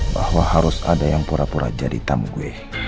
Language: Indonesian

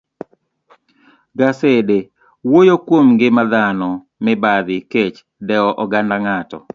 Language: Luo (Kenya and Tanzania)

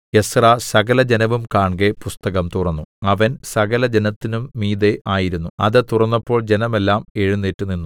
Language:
Malayalam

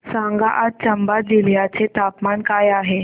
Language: Marathi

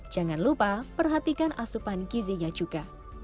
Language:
Indonesian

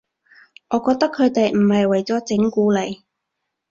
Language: Cantonese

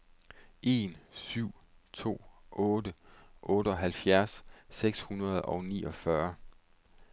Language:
Danish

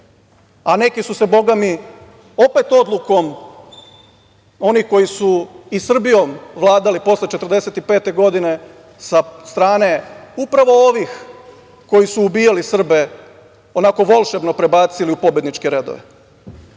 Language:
Serbian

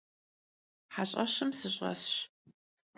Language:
Kabardian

